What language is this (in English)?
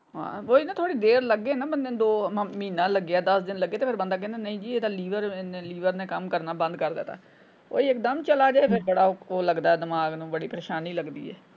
Punjabi